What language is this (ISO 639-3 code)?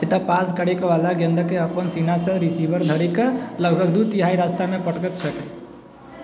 mai